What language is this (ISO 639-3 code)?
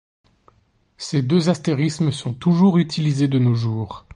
fra